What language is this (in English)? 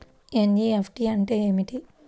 Telugu